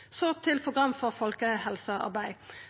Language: Norwegian Nynorsk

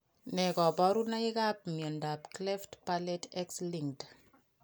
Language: Kalenjin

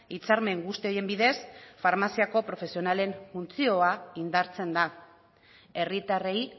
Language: Basque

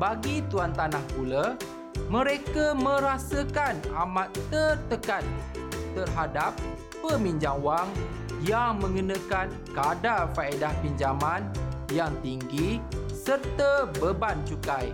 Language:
Malay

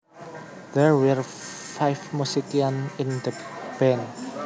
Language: Javanese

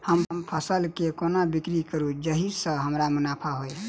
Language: Maithili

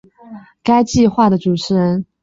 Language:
Chinese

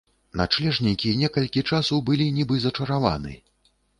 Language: Belarusian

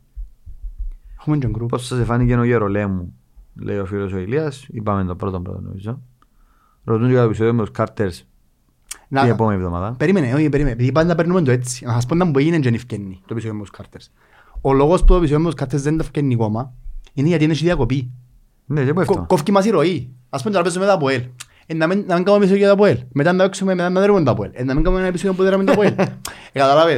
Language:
Greek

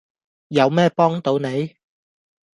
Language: Cantonese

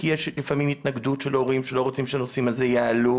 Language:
Hebrew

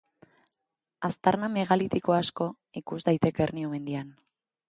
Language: Basque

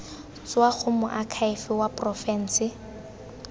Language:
Tswana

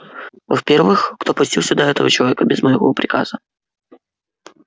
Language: Russian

